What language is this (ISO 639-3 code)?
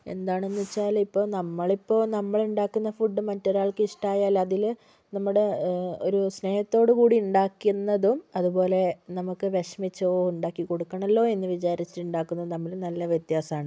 mal